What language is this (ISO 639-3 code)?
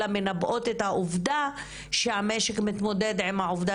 heb